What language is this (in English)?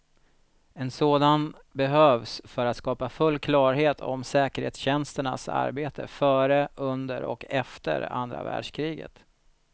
Swedish